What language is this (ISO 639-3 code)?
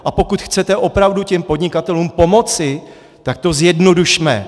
ces